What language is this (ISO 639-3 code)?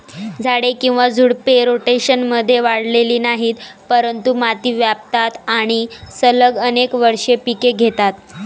mar